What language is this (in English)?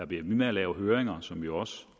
Danish